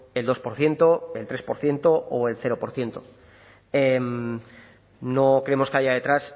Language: Spanish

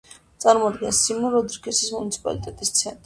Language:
Georgian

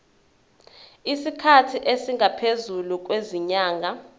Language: Zulu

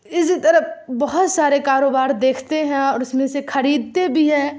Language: Urdu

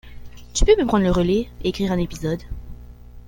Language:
French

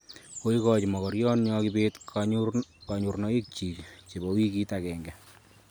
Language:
Kalenjin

